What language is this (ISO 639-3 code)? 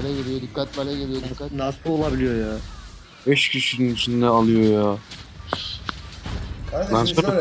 tur